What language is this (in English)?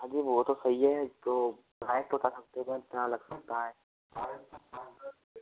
Hindi